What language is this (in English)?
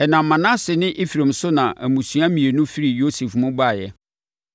Akan